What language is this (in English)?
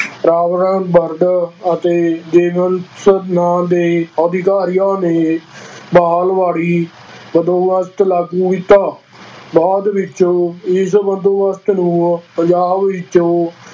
Punjabi